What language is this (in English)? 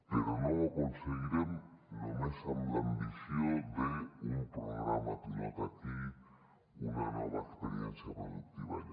Catalan